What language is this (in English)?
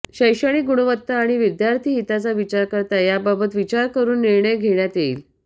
Marathi